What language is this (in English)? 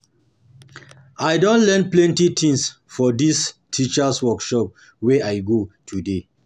Nigerian Pidgin